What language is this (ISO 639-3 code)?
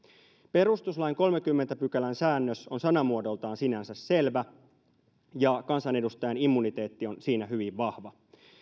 fin